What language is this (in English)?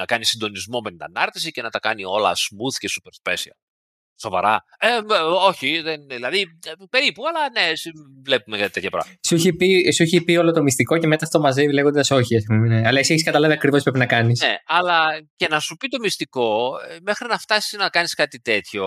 Greek